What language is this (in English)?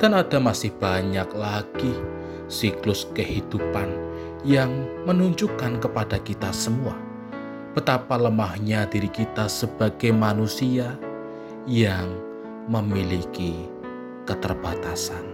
Indonesian